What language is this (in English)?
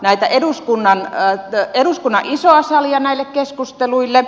Finnish